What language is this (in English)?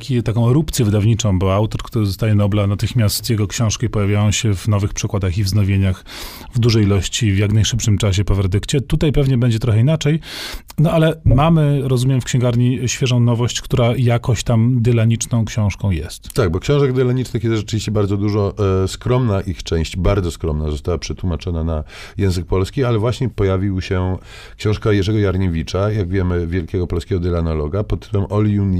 Polish